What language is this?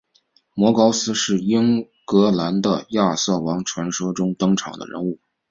Chinese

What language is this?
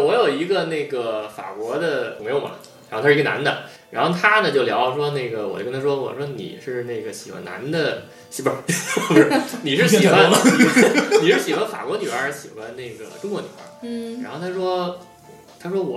Chinese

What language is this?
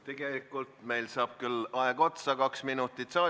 Estonian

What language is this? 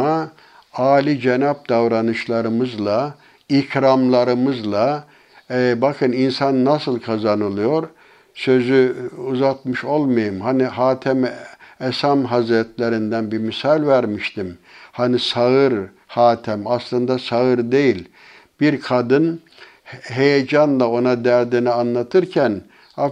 Turkish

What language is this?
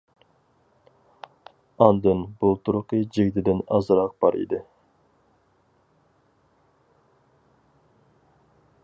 Uyghur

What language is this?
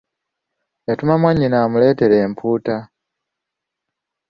Ganda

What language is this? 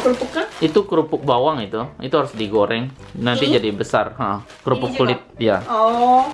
Indonesian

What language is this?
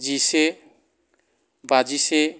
Bodo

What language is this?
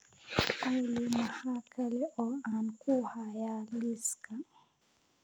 Somali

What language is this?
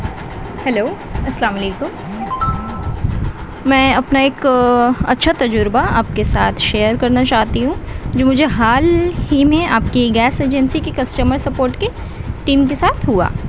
Urdu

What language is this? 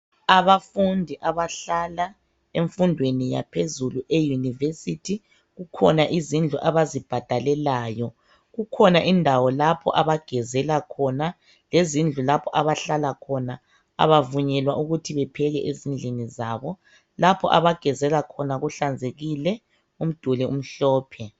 North Ndebele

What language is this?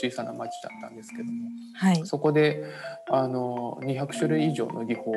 Japanese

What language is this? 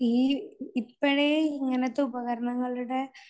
Malayalam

